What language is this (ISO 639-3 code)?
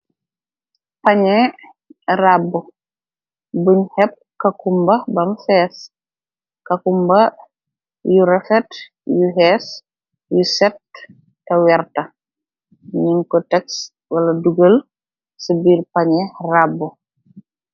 wol